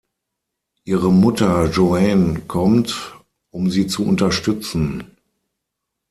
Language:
German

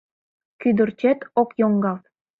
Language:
Mari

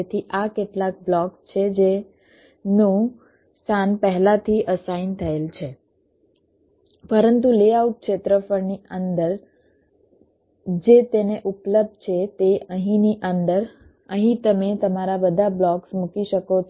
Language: Gujarati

